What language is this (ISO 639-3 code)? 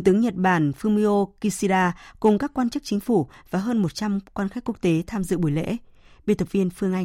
vie